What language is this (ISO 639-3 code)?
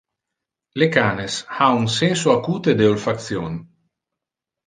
ina